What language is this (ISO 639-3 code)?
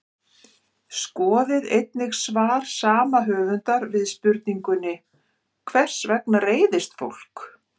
isl